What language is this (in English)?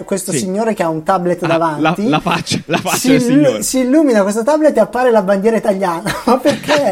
Italian